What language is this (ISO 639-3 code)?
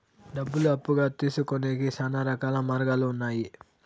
tel